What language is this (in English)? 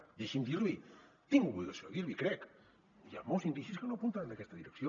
Catalan